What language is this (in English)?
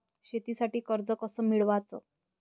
Marathi